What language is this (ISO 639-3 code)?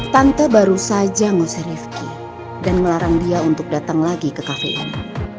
ind